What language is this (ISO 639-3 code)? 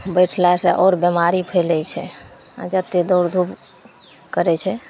mai